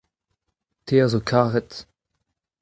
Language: Breton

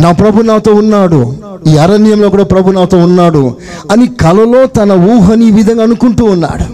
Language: Telugu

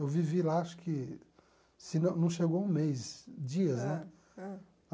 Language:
Portuguese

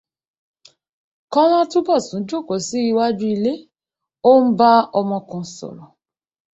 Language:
Yoruba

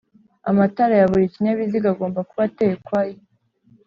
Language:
Kinyarwanda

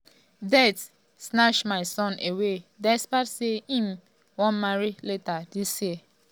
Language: Nigerian Pidgin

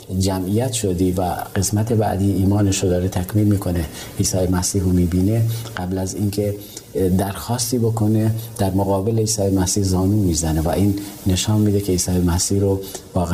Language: Persian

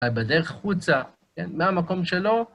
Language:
Hebrew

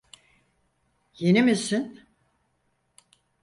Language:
Turkish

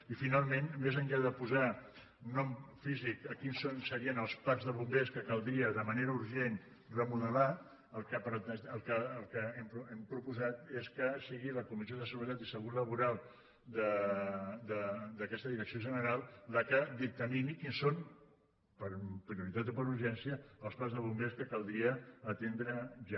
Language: Catalan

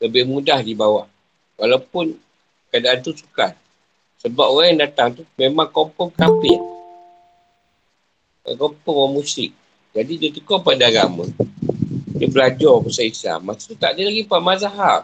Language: Malay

